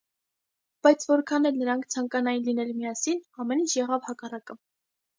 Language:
Armenian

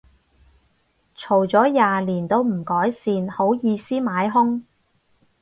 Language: Cantonese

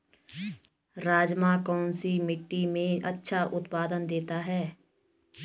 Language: Hindi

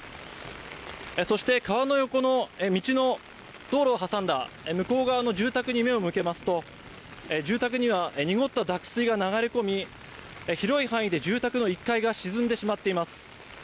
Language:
Japanese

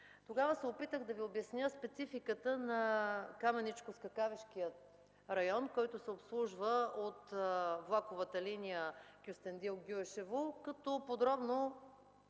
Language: Bulgarian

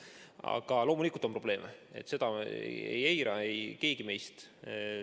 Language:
Estonian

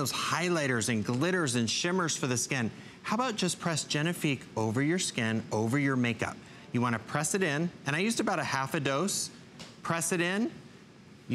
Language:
English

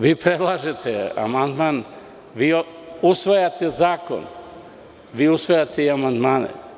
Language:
Serbian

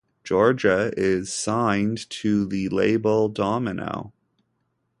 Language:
English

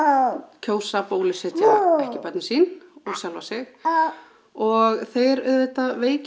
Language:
Icelandic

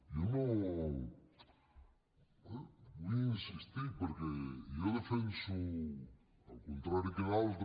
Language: Catalan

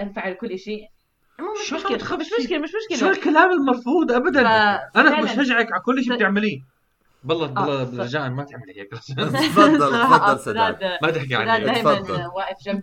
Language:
Arabic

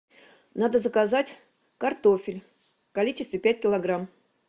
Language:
Russian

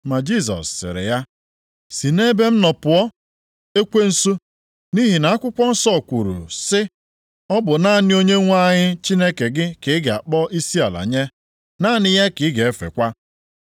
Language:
Igbo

